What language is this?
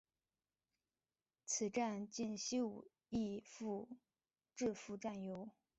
Chinese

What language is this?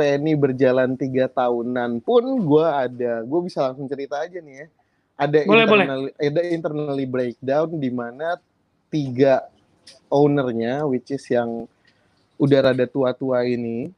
Indonesian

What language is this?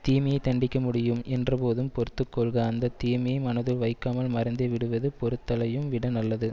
Tamil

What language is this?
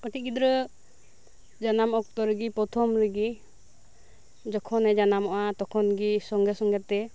Santali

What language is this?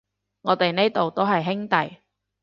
Cantonese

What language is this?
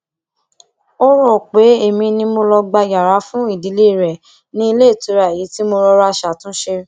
Yoruba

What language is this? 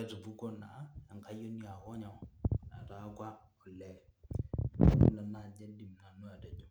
Masai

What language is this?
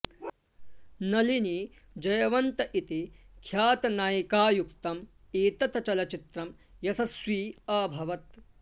Sanskrit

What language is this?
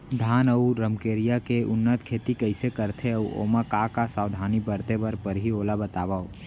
Chhattisgarhi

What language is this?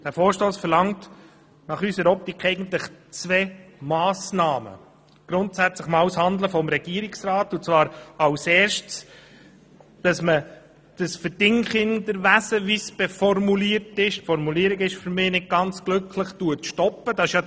Swiss German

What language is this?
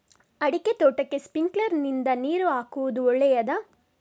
Kannada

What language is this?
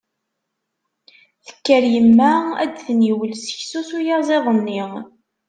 Kabyle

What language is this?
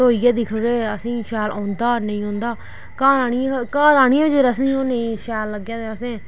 Dogri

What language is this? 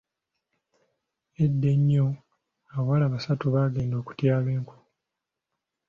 Ganda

